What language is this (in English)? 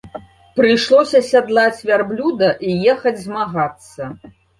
Belarusian